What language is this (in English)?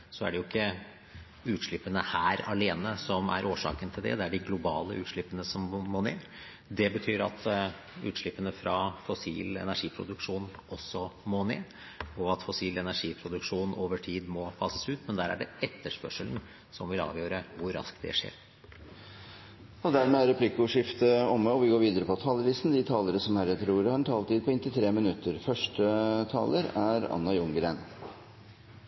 Norwegian Bokmål